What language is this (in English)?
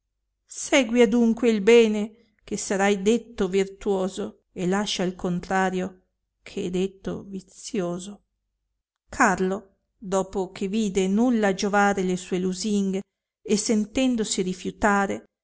Italian